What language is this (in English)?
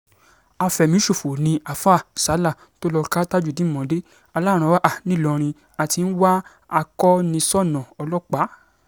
Yoruba